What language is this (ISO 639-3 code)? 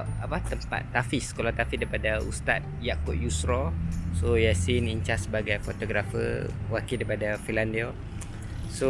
msa